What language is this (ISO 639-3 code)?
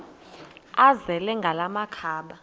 xho